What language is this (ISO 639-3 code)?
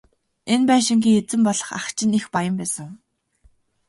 mon